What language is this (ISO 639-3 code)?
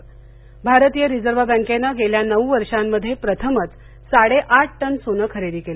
mar